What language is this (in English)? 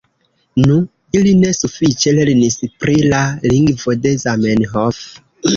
Esperanto